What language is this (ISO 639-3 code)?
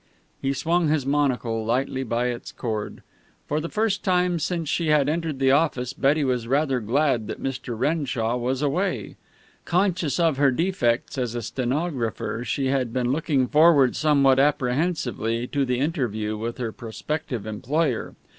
eng